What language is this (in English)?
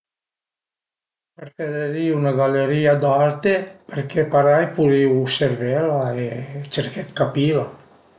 Piedmontese